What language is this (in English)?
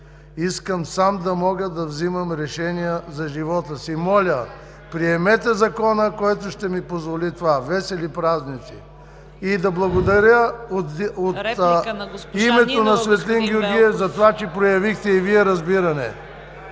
Bulgarian